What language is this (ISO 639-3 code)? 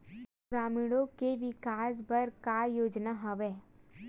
hne